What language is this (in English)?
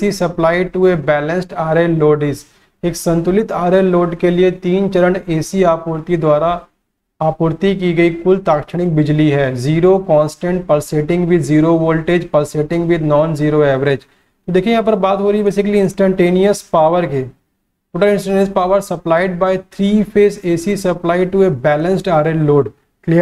Hindi